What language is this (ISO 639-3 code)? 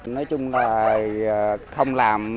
vie